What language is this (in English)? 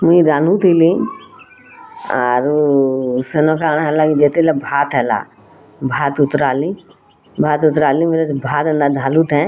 Odia